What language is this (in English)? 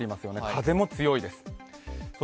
Japanese